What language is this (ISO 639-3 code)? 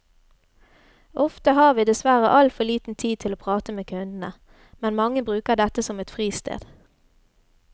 nor